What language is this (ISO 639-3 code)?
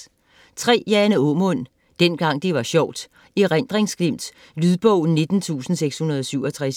dan